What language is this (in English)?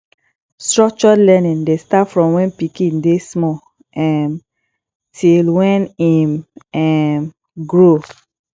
Nigerian Pidgin